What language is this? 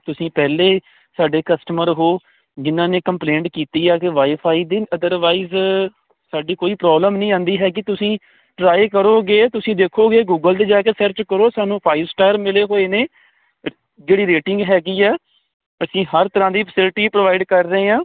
Punjabi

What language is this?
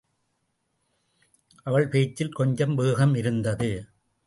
Tamil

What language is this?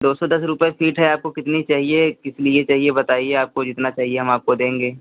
Hindi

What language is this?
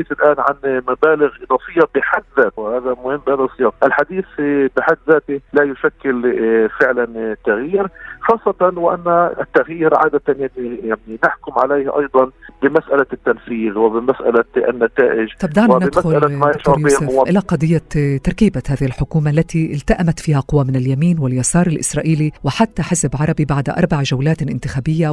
Arabic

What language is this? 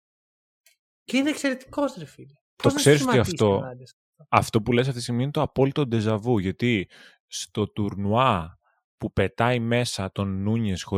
Greek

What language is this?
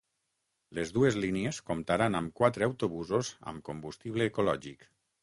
Catalan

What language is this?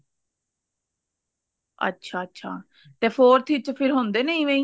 Punjabi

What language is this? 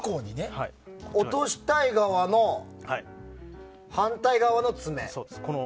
Japanese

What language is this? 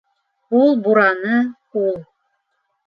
Bashkir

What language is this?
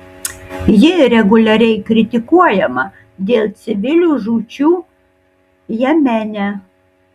Lithuanian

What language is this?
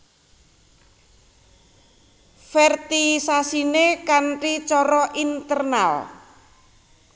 Javanese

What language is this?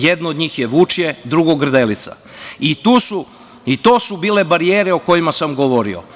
Serbian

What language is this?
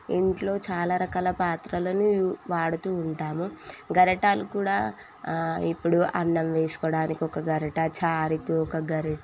Telugu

